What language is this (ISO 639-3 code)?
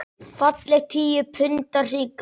isl